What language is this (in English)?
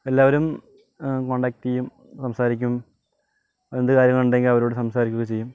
Malayalam